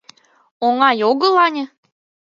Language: Mari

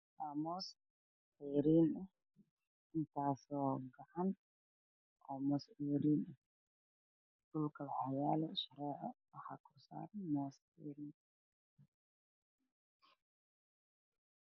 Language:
Somali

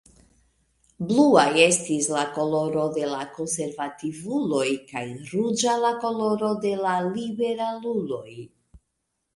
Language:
Esperanto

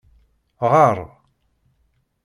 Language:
Kabyle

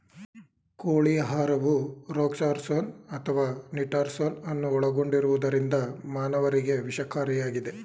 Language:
Kannada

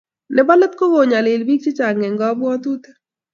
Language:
Kalenjin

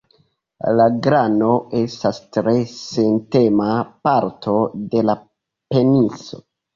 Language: Esperanto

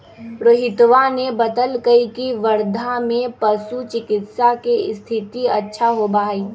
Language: Magahi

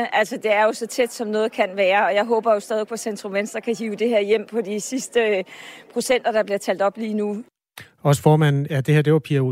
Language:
Danish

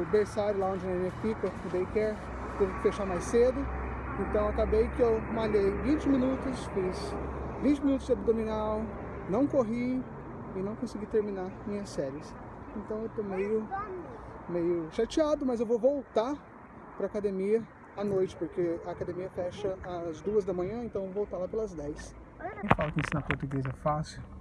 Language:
Portuguese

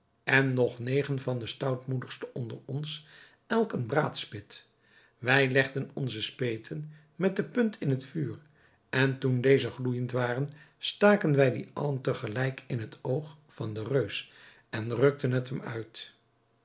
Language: Dutch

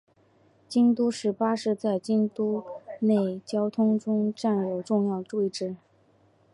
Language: Chinese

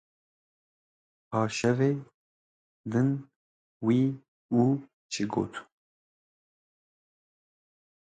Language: Kurdish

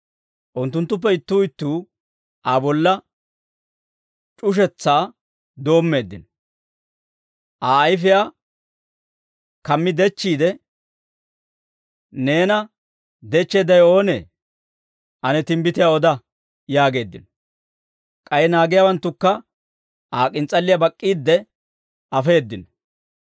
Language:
Dawro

